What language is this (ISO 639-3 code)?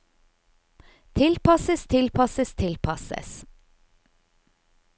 nor